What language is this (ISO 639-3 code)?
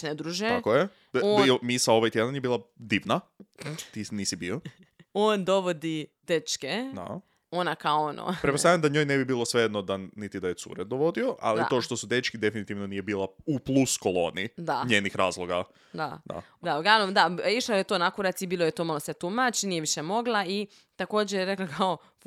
hrv